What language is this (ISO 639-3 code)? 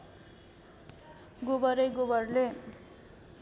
nep